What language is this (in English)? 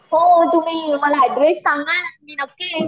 Marathi